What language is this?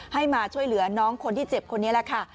Thai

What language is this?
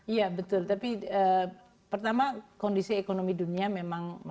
Indonesian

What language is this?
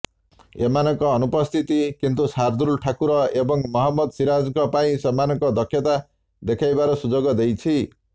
Odia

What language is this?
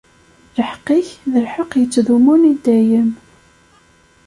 Kabyle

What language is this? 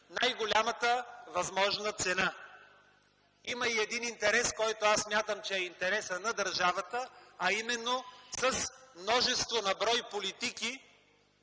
Bulgarian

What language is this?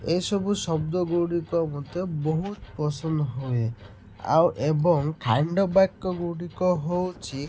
Odia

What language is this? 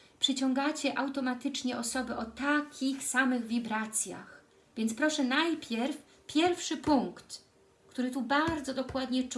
Polish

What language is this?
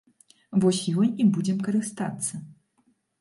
Belarusian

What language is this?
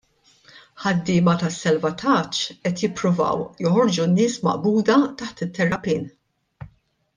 Maltese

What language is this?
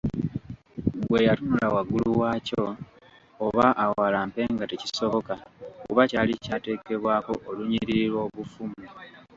Ganda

